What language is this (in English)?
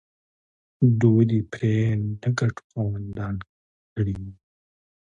Pashto